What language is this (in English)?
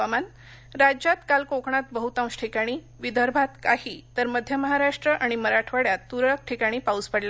Marathi